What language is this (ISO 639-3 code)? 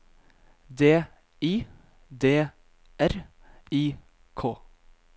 nor